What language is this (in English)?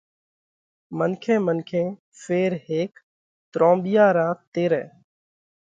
Parkari Koli